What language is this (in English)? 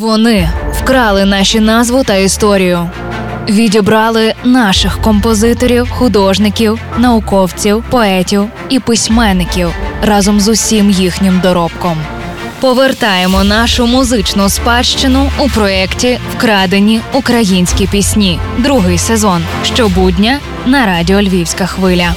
Ukrainian